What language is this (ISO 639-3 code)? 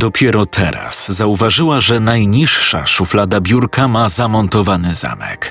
pol